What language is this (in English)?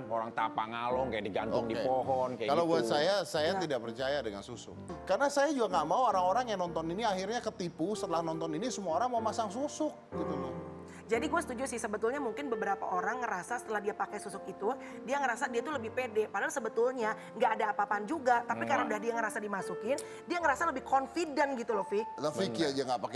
Indonesian